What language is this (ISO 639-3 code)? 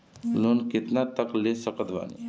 bho